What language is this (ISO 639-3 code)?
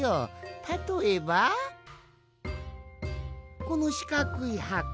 jpn